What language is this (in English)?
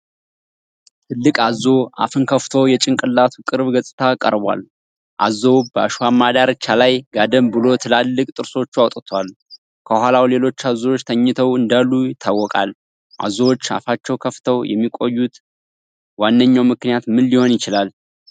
Amharic